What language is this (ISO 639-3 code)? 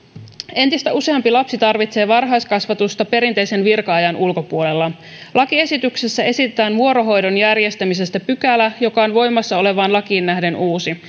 fin